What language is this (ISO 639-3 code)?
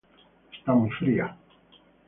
spa